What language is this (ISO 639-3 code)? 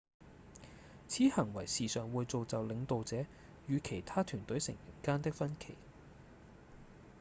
yue